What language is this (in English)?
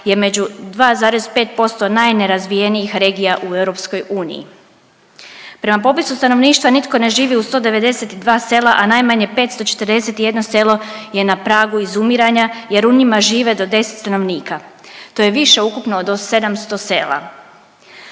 Croatian